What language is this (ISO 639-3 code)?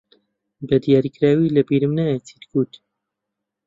ckb